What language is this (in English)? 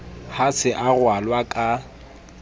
Southern Sotho